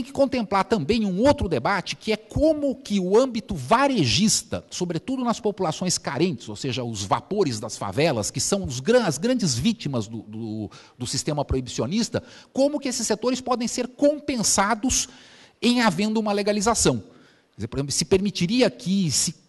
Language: Portuguese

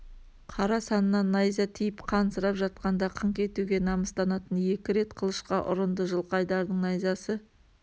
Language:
Kazakh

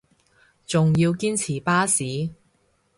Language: Cantonese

